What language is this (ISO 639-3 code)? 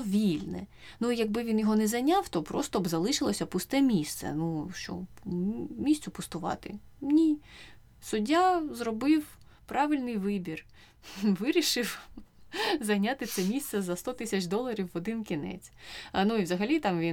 ukr